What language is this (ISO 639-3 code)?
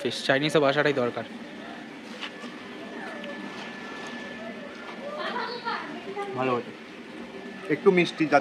eng